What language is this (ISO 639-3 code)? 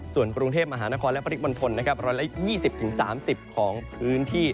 tha